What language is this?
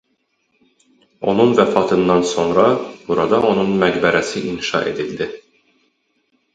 Azerbaijani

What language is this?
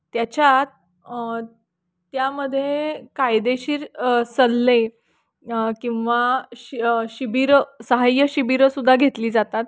Marathi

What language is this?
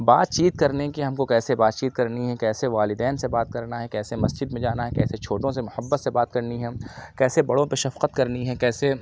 Urdu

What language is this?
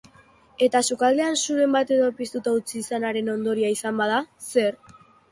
Basque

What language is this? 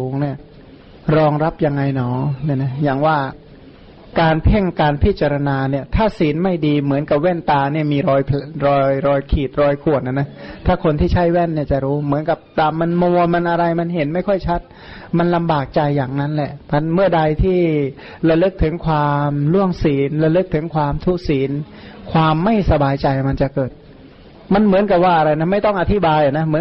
Thai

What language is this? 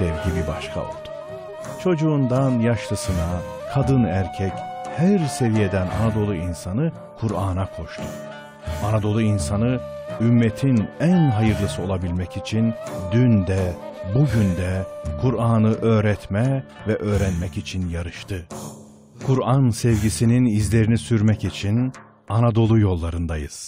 Turkish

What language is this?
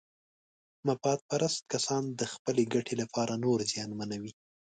Pashto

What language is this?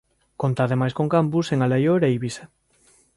Galician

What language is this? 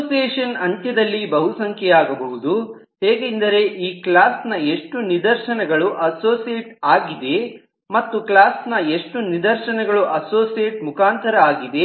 Kannada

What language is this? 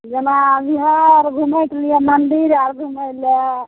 Maithili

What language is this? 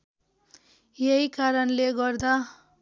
Nepali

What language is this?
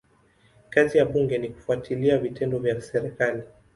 Swahili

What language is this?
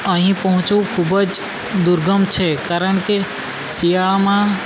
Gujarati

